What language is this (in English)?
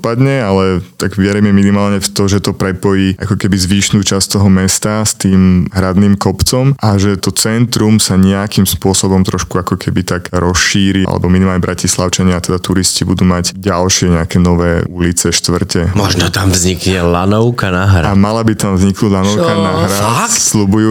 Slovak